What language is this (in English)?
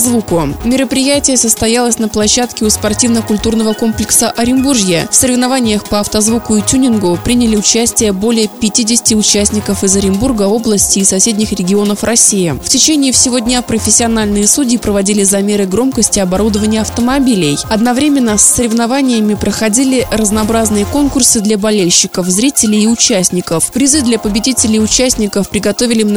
Russian